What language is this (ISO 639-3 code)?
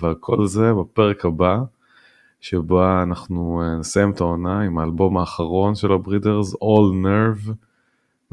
heb